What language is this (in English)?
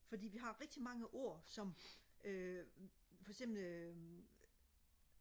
Danish